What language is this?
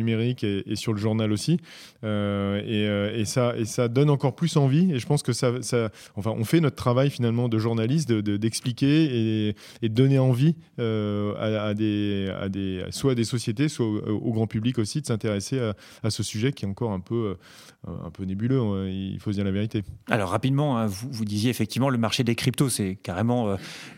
French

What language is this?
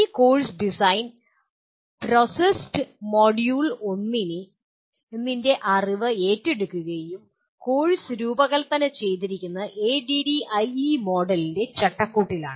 Malayalam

